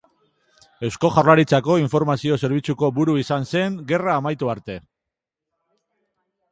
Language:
Basque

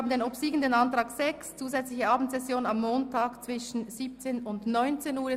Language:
Swiss German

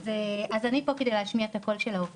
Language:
Hebrew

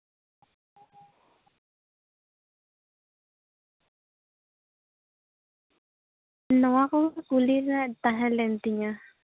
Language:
Santali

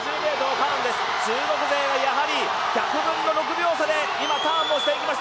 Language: Japanese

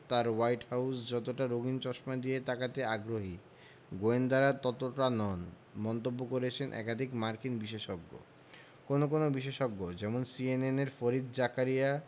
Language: Bangla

